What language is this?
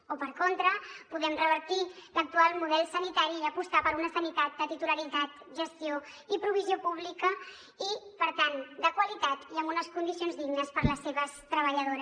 Catalan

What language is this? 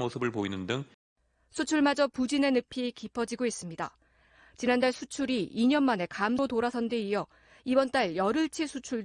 Korean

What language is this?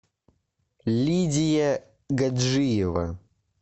Russian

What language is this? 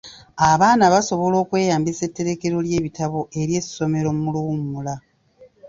Ganda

